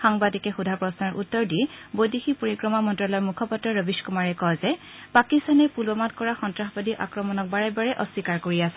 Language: Assamese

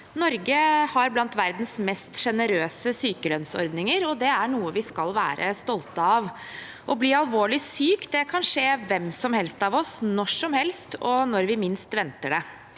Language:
Norwegian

